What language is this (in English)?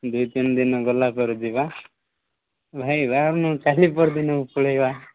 Odia